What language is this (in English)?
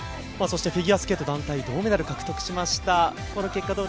Japanese